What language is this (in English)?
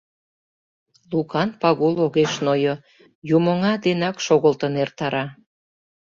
Mari